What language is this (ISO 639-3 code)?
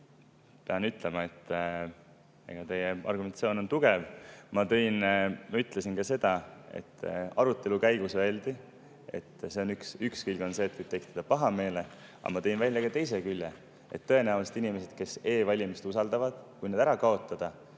est